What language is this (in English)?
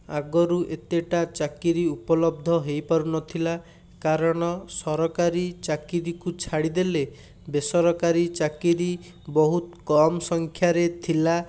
Odia